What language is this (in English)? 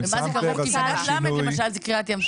Hebrew